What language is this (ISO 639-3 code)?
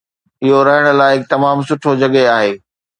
snd